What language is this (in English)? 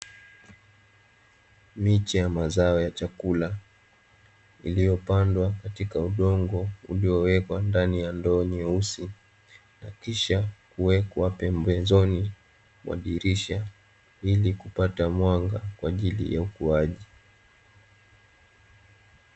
Swahili